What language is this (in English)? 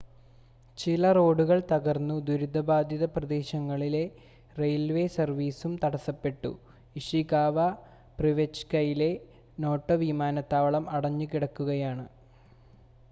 Malayalam